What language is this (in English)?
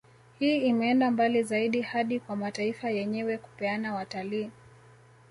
Swahili